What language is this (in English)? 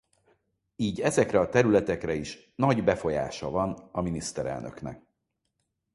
Hungarian